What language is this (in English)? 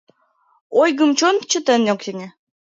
Mari